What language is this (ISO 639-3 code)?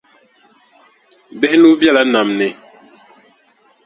dag